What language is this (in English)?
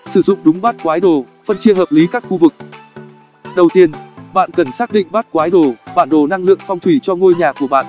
Vietnamese